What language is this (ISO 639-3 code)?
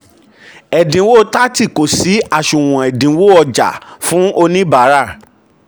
yor